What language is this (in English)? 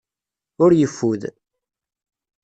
Kabyle